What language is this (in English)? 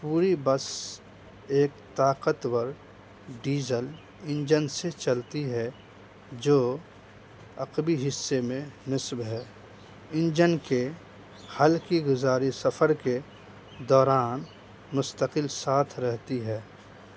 Urdu